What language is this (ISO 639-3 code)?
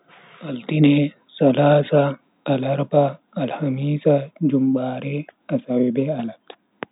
fui